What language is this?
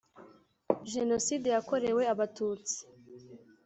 Kinyarwanda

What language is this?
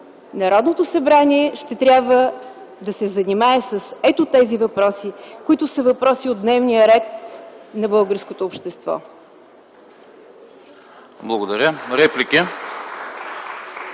Bulgarian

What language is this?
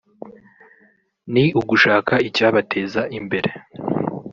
Kinyarwanda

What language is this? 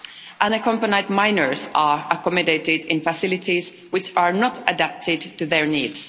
English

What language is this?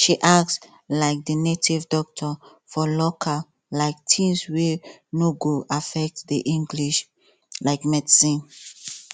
Nigerian Pidgin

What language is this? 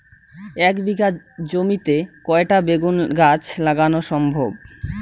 Bangla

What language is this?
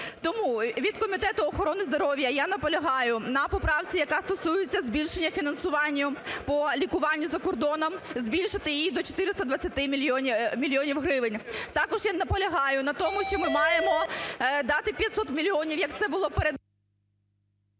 Ukrainian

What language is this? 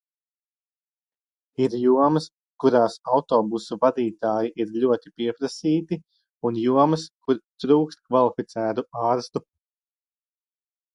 Latvian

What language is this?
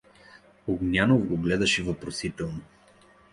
Bulgarian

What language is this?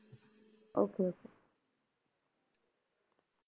Punjabi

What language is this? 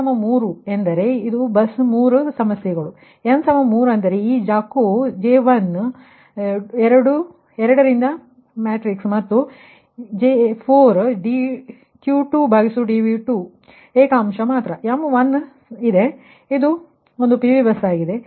Kannada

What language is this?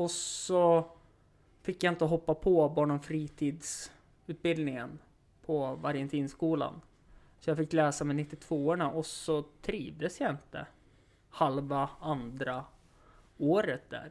Swedish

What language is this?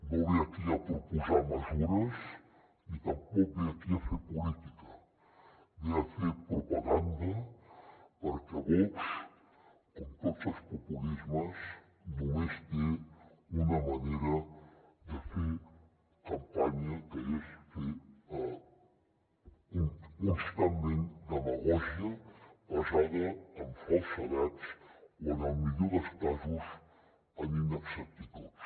Catalan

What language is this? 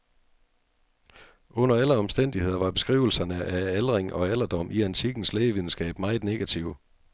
Danish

